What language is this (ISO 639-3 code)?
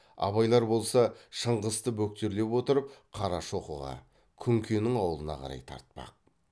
kaz